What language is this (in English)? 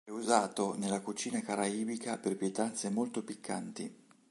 Italian